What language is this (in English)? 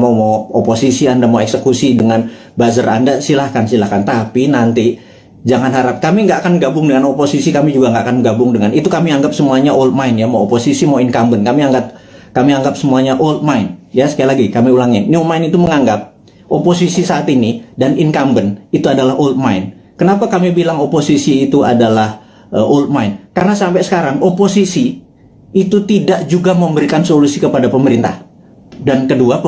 Indonesian